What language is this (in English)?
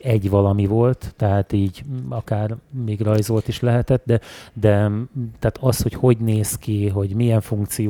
Hungarian